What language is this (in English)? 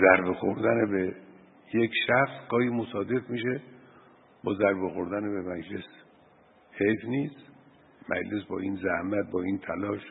Persian